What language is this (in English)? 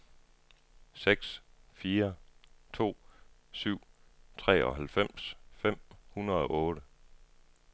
Danish